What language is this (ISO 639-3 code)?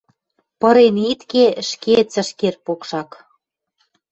mrj